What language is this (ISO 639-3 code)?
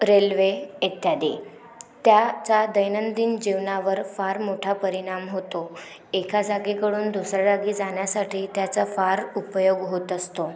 mar